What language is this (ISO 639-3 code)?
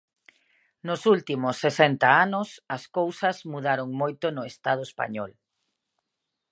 glg